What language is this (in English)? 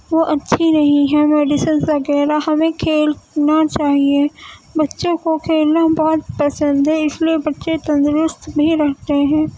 Urdu